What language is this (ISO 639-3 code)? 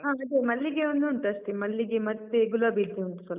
kan